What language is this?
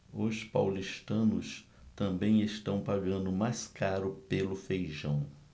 Portuguese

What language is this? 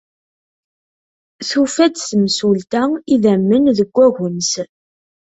Kabyle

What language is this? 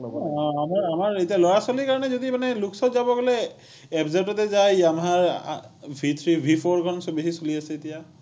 Assamese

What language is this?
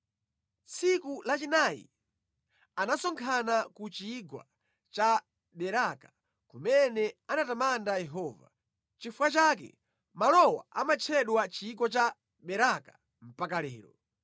Nyanja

